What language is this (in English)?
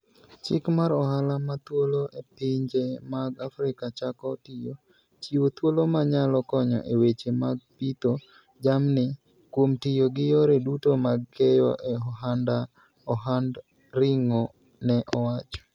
Luo (Kenya and Tanzania)